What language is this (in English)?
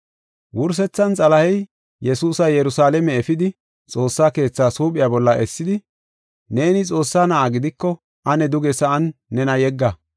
Gofa